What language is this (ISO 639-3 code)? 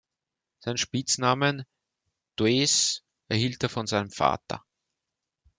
deu